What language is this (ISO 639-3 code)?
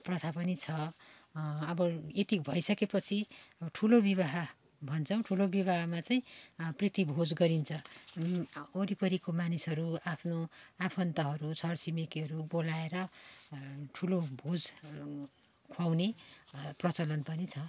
nep